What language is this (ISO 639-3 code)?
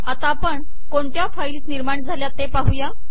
mar